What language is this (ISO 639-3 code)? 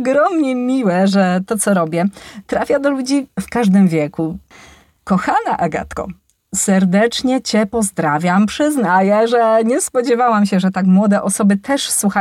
pol